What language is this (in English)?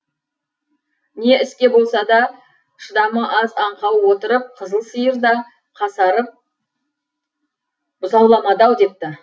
Kazakh